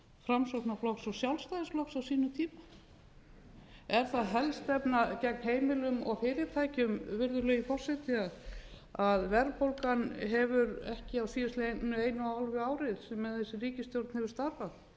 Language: Icelandic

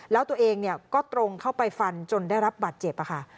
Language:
Thai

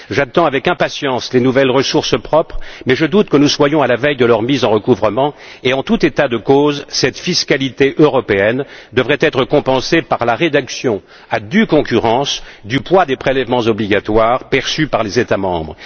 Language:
French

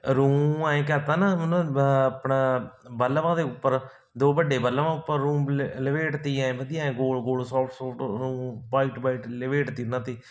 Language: Punjabi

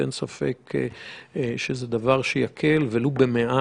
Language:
Hebrew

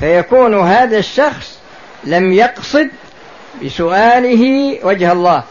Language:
Arabic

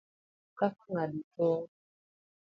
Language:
Luo (Kenya and Tanzania)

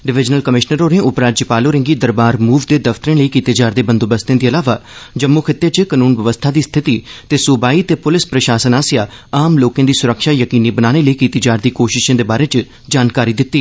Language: Dogri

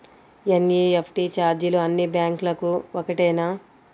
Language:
Telugu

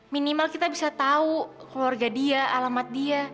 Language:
Indonesian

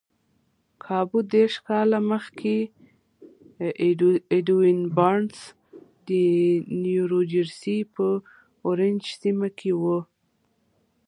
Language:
Pashto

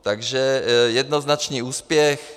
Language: Czech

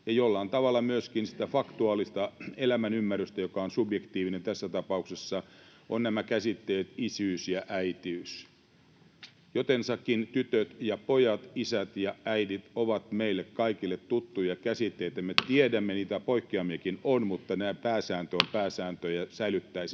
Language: Finnish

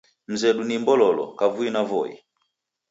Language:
Taita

